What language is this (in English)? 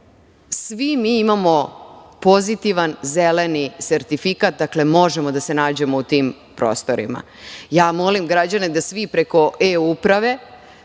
Serbian